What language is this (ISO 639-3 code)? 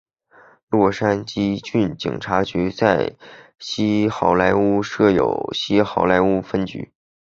zho